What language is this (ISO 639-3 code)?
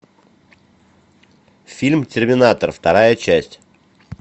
rus